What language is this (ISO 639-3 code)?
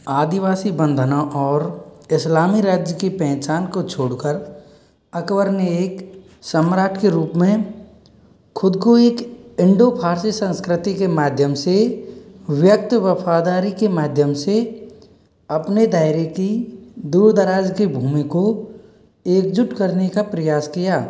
hin